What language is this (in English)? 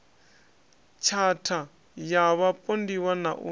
Venda